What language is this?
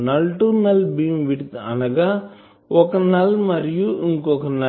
Telugu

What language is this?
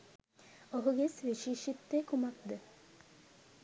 Sinhala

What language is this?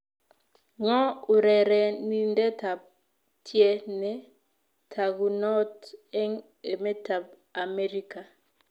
Kalenjin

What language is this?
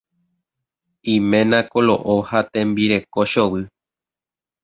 Guarani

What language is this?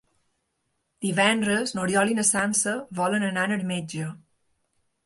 Catalan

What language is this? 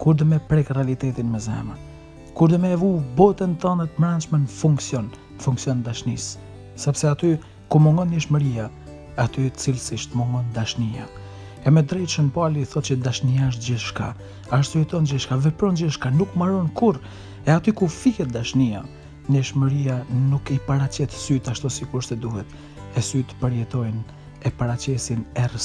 Portuguese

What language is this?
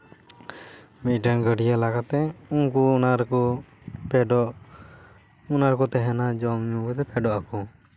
Santali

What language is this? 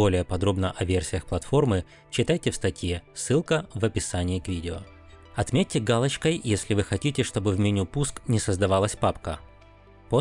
Russian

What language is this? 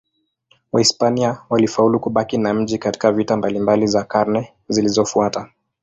Swahili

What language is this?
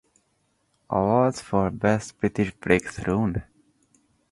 Hungarian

